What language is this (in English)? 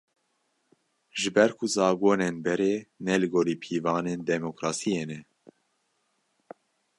Kurdish